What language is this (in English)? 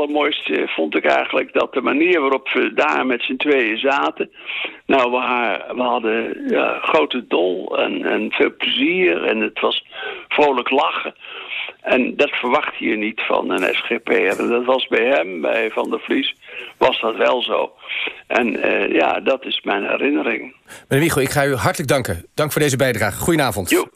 Dutch